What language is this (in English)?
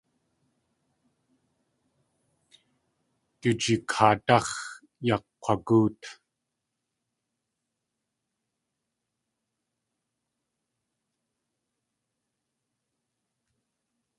Tlingit